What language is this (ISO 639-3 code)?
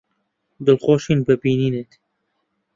ckb